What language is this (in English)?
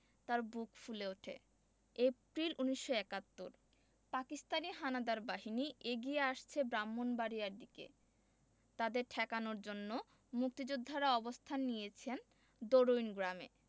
Bangla